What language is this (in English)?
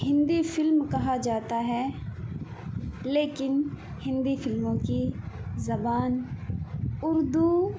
Urdu